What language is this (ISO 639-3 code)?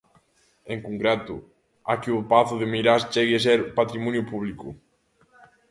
glg